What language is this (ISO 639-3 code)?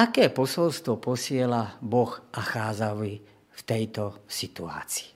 slk